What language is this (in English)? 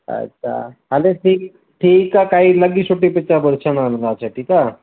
Sindhi